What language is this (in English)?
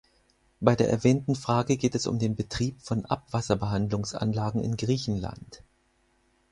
German